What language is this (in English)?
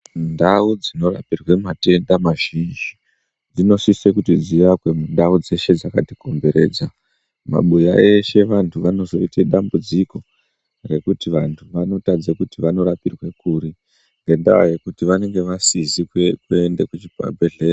Ndau